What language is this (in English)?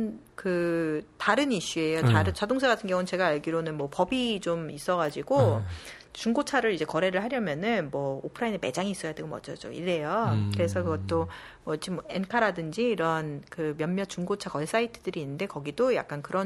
Korean